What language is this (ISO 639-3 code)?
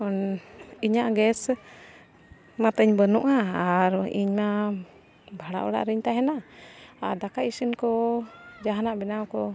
sat